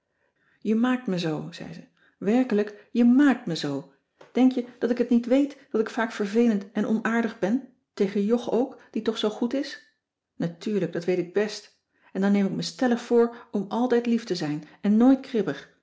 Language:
Dutch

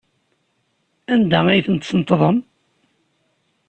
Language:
Kabyle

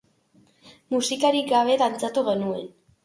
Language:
Basque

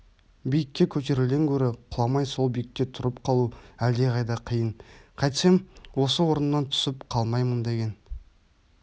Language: Kazakh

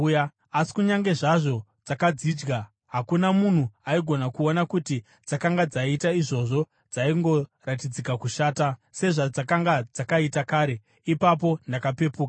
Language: Shona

